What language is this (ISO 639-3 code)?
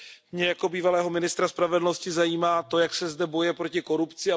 ces